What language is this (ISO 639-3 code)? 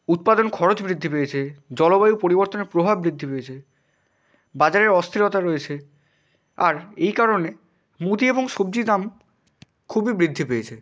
ben